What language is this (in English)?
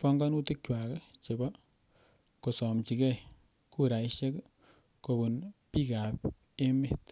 Kalenjin